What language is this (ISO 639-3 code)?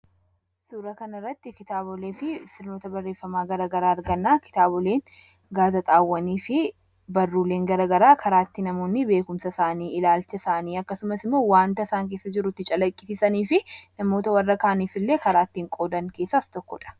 orm